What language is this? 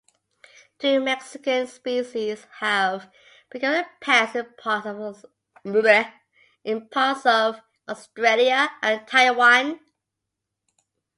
English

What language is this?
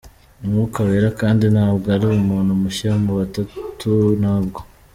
Kinyarwanda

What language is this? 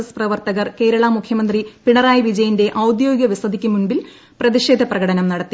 Malayalam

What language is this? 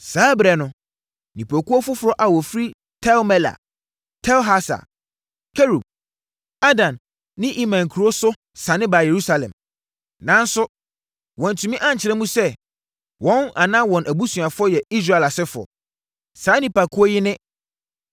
Akan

